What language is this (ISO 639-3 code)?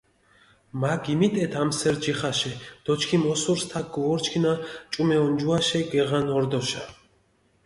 xmf